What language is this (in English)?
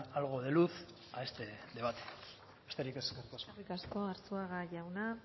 Basque